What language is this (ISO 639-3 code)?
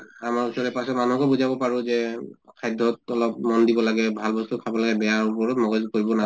asm